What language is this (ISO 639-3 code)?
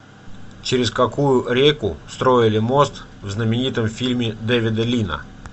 rus